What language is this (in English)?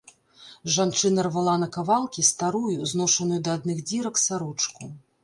Belarusian